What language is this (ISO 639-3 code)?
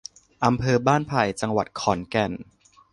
tha